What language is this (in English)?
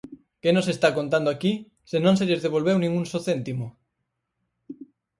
Galician